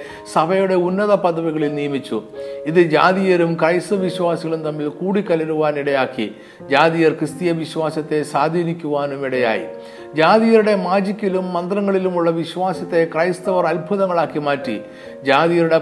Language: Malayalam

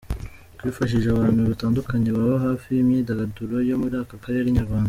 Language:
Kinyarwanda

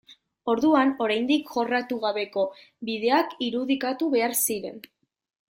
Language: Basque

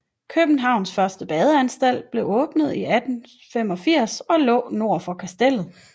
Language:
Danish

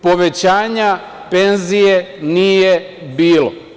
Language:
Serbian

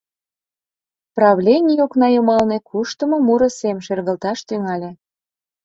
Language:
Mari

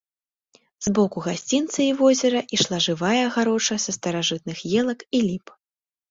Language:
Belarusian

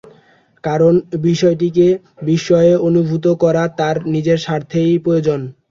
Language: Bangla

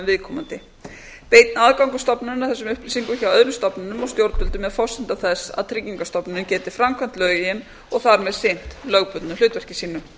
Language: Icelandic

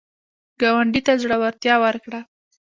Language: Pashto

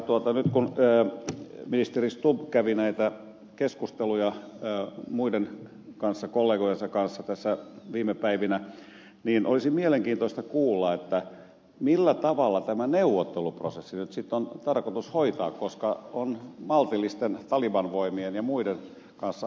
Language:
Finnish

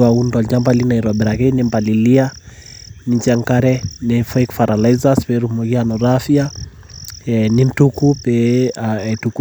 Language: Masai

